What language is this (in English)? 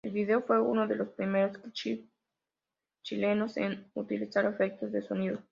Spanish